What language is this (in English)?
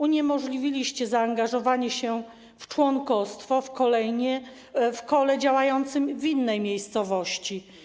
Polish